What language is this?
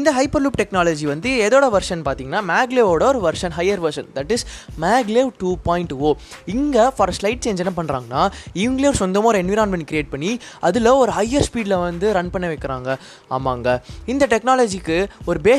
Tamil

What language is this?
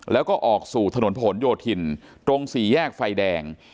Thai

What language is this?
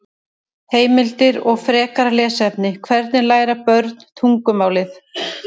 Icelandic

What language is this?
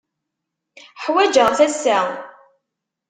Kabyle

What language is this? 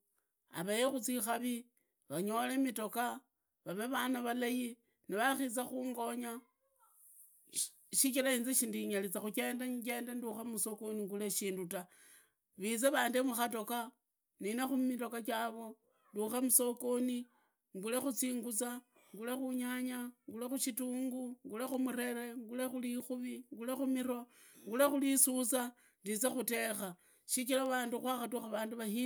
Idakho-Isukha-Tiriki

